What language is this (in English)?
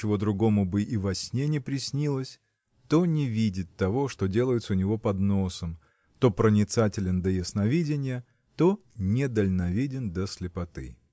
Russian